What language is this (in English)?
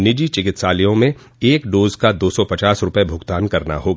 Hindi